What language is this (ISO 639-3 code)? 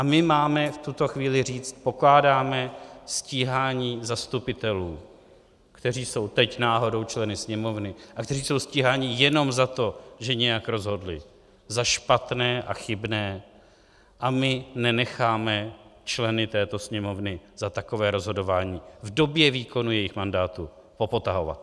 ces